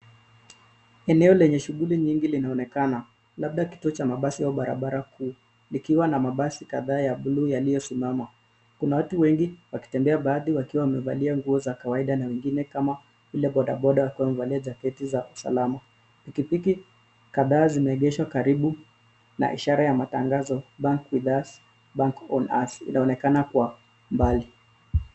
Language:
Swahili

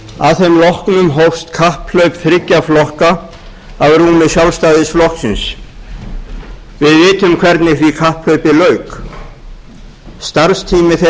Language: Icelandic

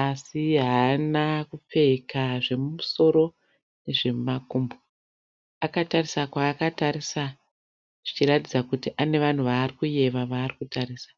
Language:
Shona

